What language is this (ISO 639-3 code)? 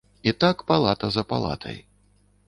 bel